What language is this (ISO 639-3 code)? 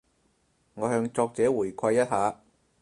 yue